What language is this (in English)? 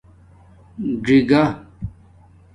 Domaaki